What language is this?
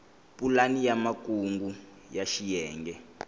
Tsonga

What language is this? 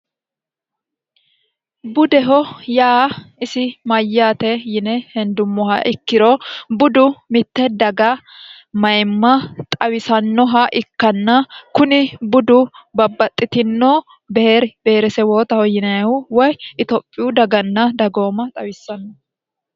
Sidamo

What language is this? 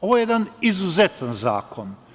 Serbian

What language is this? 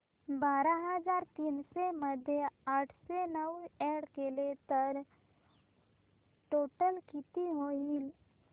Marathi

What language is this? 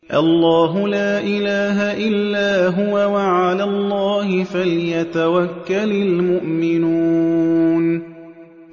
Arabic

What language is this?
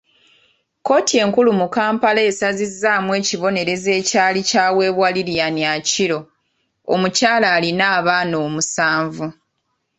Ganda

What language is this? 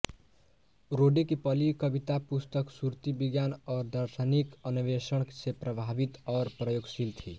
Hindi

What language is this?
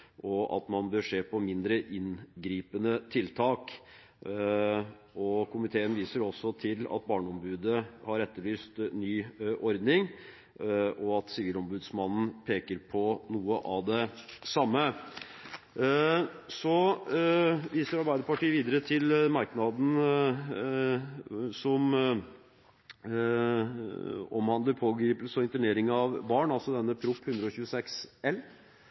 Norwegian Bokmål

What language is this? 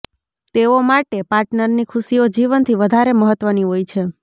Gujarati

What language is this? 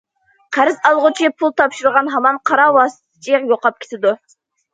Uyghur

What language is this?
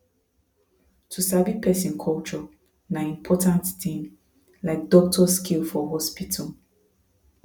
Nigerian Pidgin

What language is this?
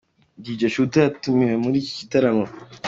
Kinyarwanda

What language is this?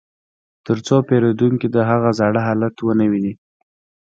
Pashto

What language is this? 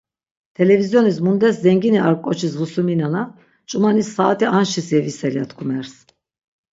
Laz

